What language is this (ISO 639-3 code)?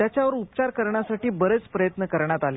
mar